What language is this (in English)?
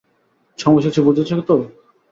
Bangla